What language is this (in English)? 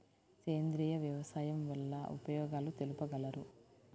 Telugu